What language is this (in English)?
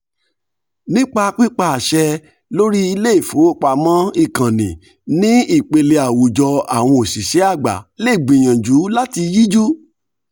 Yoruba